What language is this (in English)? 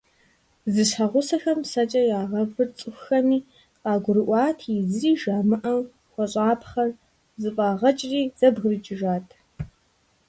Kabardian